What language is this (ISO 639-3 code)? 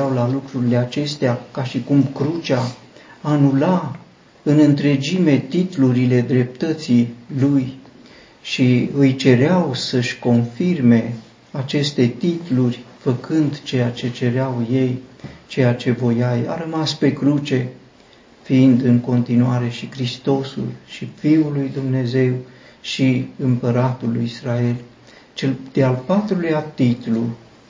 ron